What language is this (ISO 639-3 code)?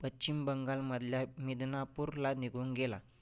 mar